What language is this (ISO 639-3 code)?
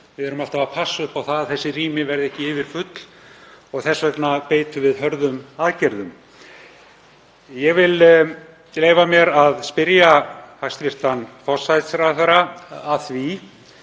isl